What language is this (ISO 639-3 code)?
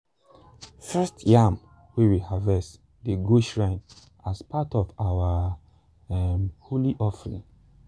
pcm